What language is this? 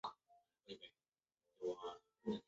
Chinese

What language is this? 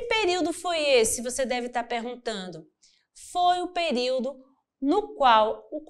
Portuguese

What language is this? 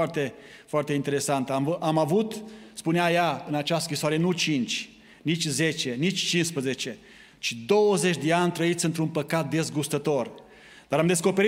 Romanian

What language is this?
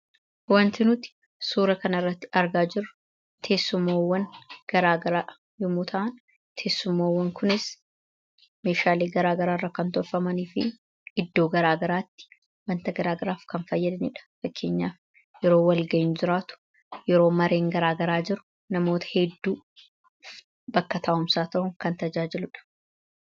Oromo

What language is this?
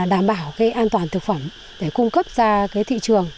Vietnamese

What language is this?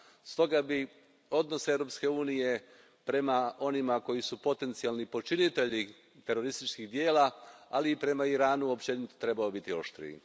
Croatian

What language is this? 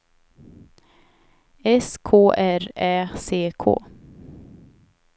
Swedish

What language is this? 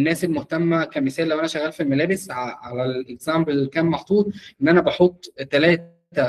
Arabic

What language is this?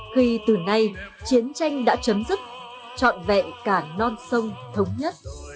Vietnamese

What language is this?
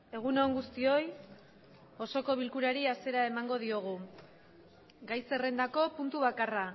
Basque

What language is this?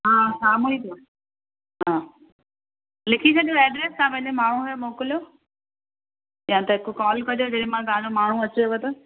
Sindhi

